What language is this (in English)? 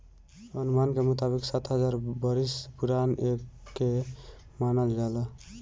Bhojpuri